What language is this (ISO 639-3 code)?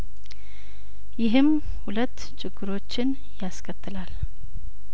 amh